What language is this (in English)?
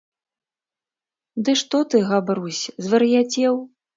Belarusian